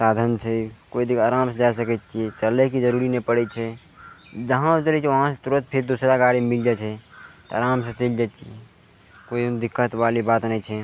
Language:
Maithili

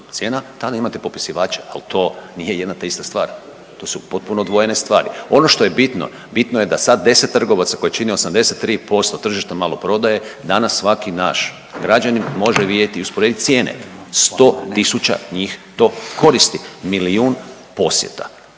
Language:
Croatian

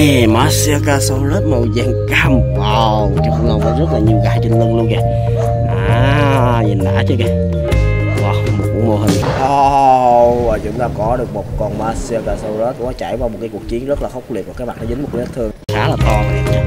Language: Vietnamese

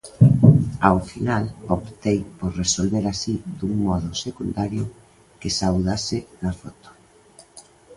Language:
Galician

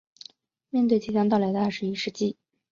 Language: Chinese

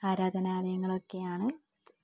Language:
Malayalam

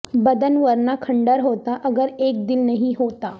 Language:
Urdu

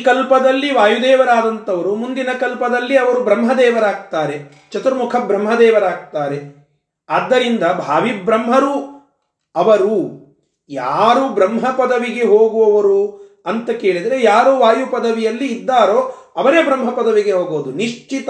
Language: Kannada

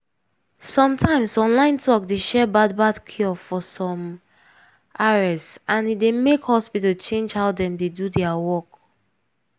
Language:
Nigerian Pidgin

